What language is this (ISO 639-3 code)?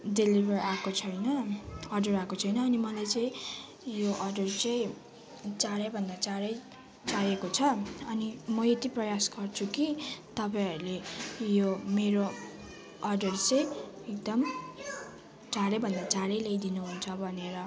nep